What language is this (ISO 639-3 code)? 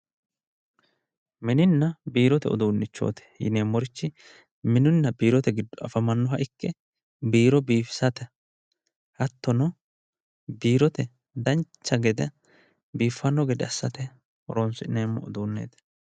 sid